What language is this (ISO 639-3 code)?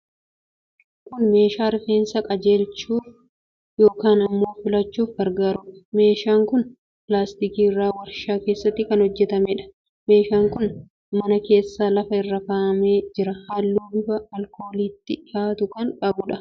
orm